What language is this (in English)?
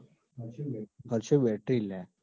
Gujarati